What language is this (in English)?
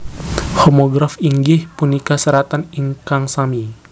Javanese